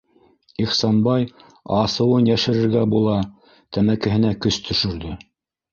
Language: Bashkir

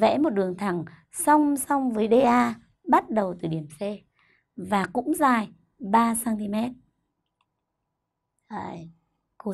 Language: Vietnamese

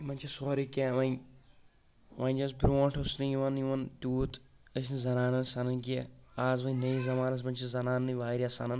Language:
Kashmiri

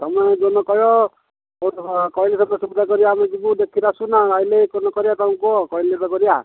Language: Odia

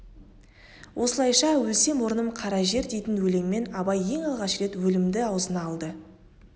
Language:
Kazakh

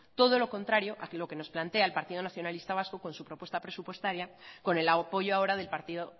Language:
Spanish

